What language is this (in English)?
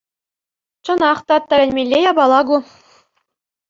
Chuvash